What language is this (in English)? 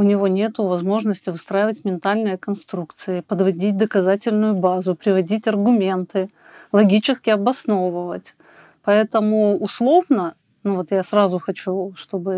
Russian